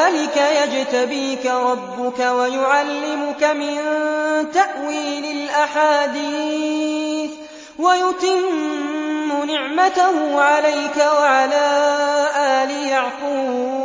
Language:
Arabic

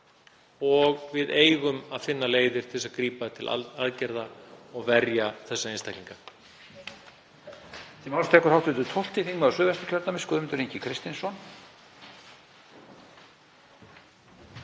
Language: Icelandic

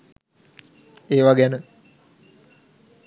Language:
Sinhala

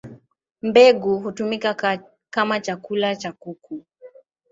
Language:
Swahili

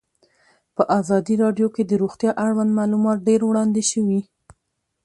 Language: Pashto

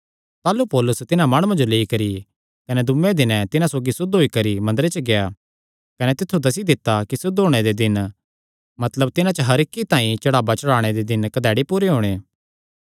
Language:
Kangri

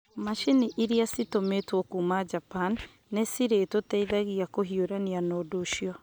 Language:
Kikuyu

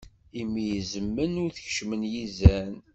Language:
Kabyle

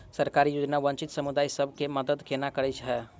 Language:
Maithili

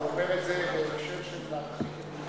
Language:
Hebrew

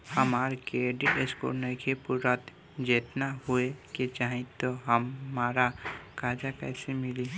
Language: Bhojpuri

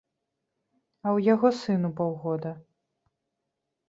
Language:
Belarusian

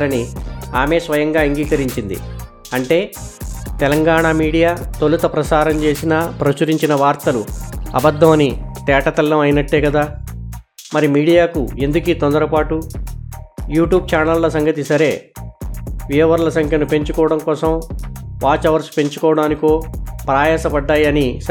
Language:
Telugu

